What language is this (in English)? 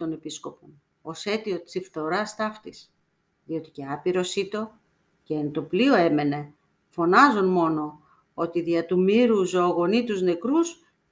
Greek